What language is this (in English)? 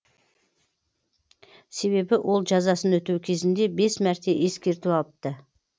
Kazakh